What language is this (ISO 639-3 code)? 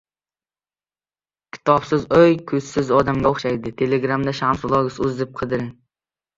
uzb